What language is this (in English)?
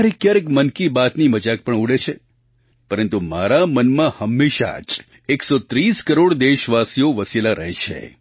Gujarati